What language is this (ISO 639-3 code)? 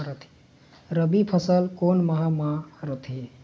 hne